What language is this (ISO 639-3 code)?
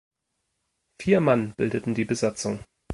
deu